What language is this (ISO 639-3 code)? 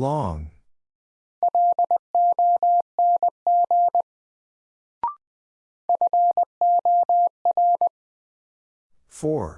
eng